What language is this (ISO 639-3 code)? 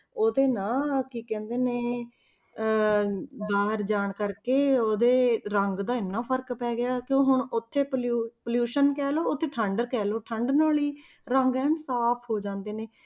pan